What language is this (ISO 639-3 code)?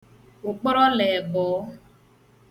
ibo